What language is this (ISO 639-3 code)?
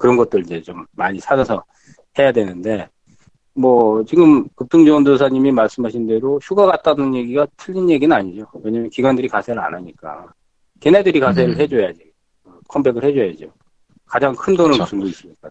kor